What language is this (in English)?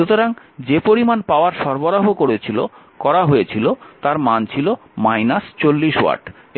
Bangla